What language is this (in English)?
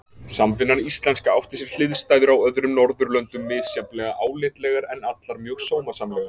Icelandic